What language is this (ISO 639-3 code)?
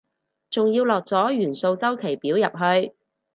yue